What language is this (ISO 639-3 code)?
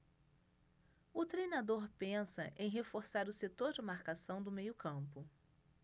por